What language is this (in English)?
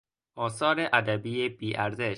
Persian